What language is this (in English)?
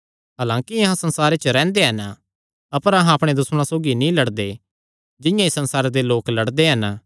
Kangri